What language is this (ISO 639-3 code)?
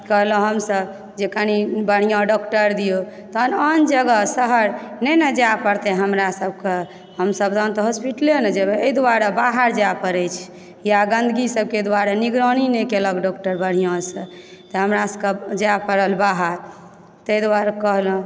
mai